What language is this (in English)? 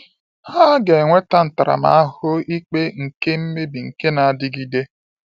Igbo